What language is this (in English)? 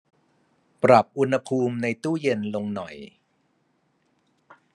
Thai